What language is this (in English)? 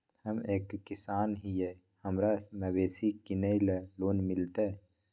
Magahi